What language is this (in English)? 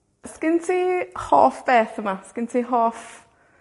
Welsh